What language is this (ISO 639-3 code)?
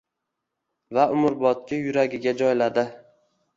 uzb